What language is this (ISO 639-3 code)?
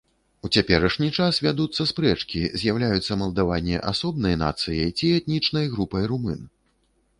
bel